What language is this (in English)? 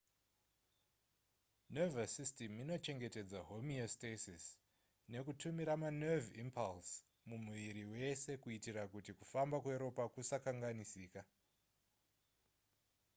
Shona